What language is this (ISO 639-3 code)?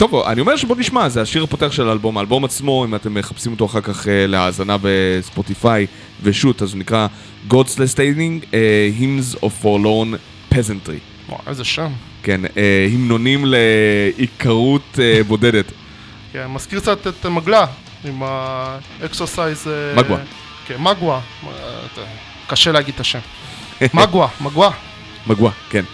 heb